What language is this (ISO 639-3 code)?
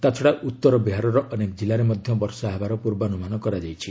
ori